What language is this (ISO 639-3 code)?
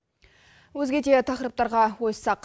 kaz